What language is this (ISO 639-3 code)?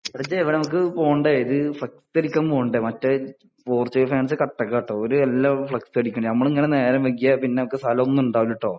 mal